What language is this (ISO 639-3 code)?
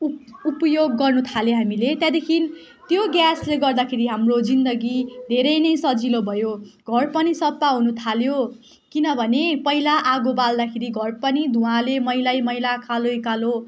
nep